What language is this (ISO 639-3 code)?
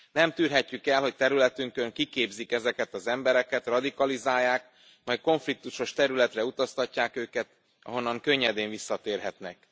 hun